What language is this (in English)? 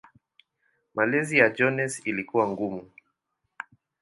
Swahili